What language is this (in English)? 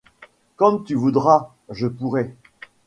French